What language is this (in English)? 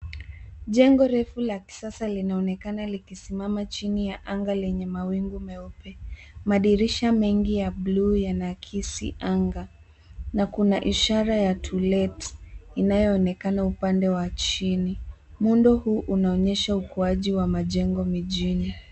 Swahili